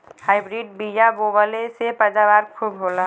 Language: Bhojpuri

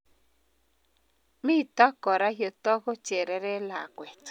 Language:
Kalenjin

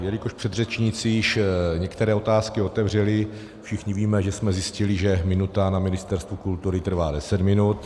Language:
Czech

